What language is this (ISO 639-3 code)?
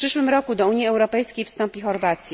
pol